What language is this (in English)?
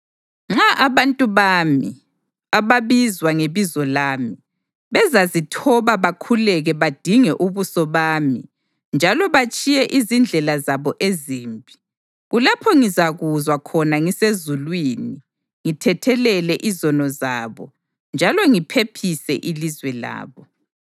North Ndebele